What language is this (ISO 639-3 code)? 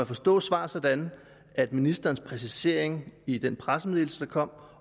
dan